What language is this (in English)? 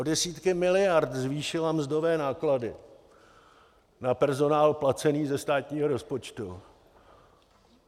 Czech